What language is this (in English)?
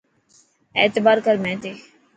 Dhatki